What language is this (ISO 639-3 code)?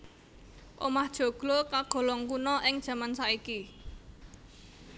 jav